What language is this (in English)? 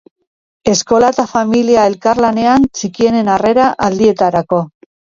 Basque